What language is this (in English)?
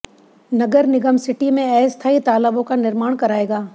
Hindi